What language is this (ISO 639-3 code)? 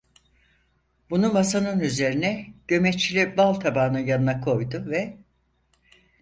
tur